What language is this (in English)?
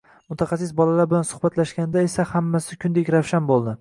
Uzbek